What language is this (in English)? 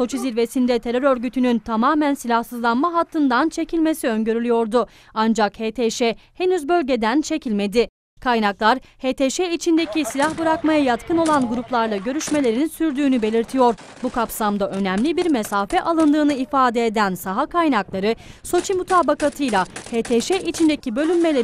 Turkish